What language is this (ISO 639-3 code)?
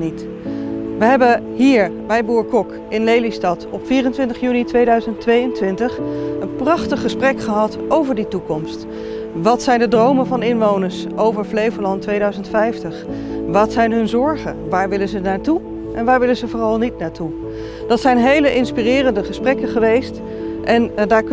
nld